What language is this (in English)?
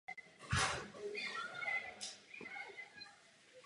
Czech